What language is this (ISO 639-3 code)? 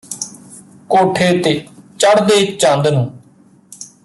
pan